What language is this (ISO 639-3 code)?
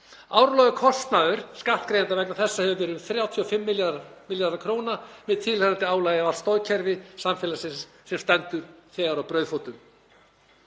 isl